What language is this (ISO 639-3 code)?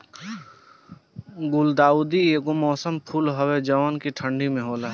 bho